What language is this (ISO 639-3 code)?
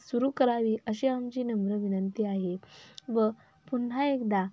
mar